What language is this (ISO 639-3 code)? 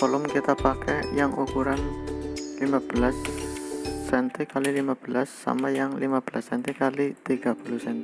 ind